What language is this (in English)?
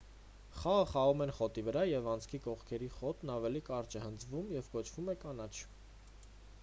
Armenian